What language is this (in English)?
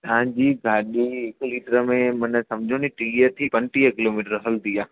Sindhi